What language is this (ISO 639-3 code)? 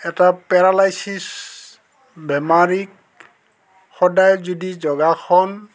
asm